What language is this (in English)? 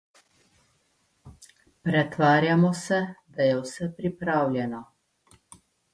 Slovenian